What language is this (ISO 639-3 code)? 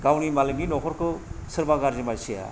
brx